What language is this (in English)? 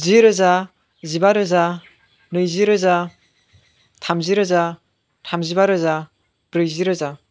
Bodo